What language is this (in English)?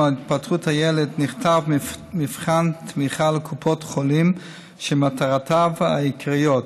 Hebrew